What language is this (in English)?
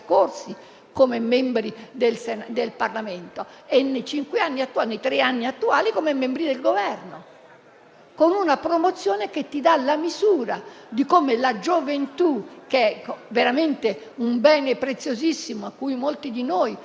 Italian